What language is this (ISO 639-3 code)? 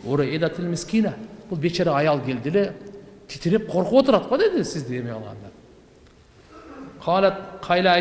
tur